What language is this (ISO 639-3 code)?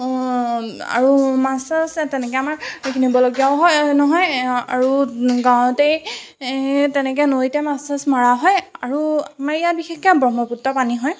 asm